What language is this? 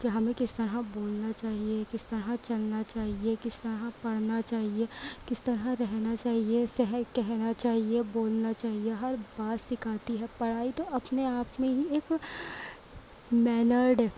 Urdu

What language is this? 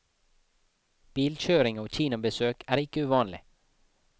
Norwegian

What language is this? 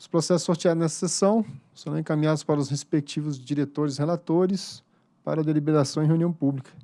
Portuguese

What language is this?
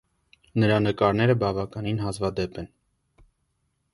Armenian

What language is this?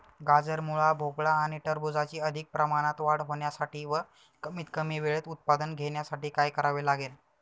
Marathi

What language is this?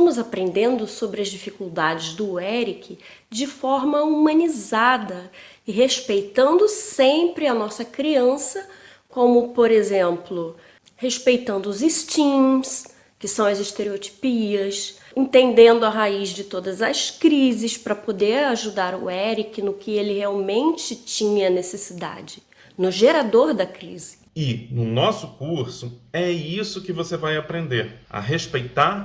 Portuguese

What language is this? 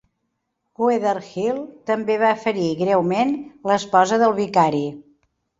Catalan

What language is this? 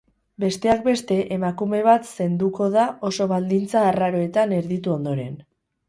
Basque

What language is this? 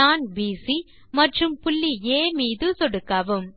Tamil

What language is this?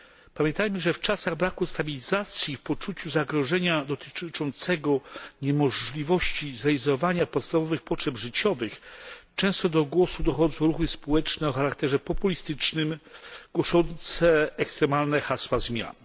Polish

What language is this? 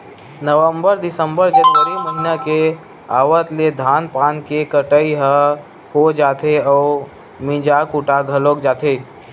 Chhattisgarhi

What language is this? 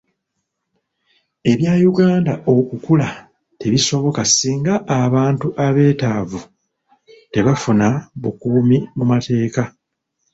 Ganda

